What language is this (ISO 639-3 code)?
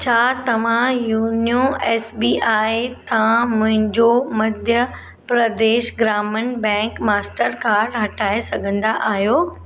snd